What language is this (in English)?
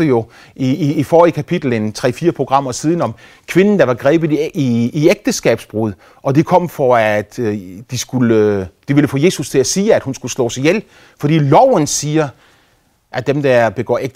Danish